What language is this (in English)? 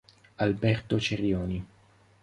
Italian